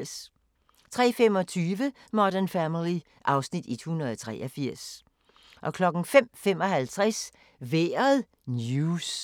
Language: Danish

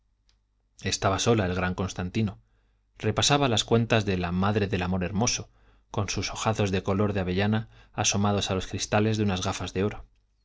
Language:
Spanish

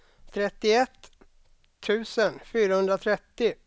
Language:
Swedish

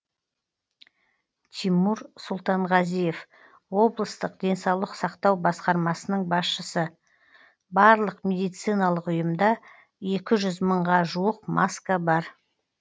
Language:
Kazakh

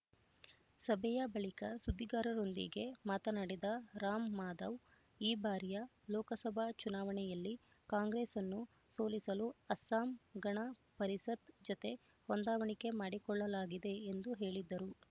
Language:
Kannada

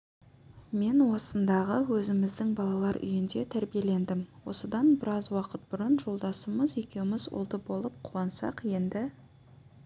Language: Kazakh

